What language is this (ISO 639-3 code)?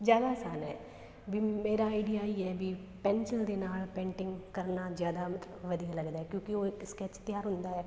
pan